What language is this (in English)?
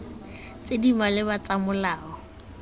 Tswana